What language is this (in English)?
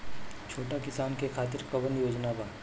Bhojpuri